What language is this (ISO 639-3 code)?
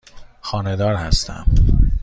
fas